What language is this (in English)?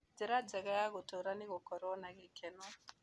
Kikuyu